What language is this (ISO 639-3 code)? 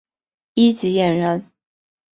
zho